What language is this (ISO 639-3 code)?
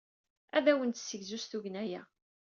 kab